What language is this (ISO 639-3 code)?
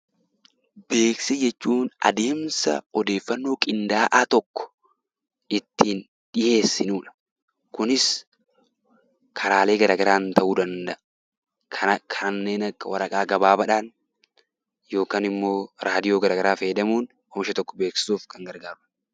orm